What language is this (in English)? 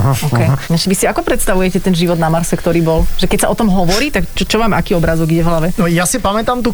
Slovak